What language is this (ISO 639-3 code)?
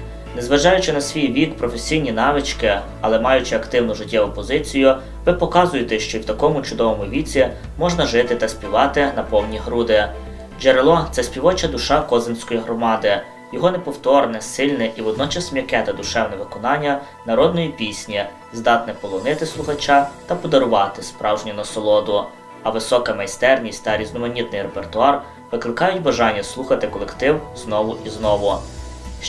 ukr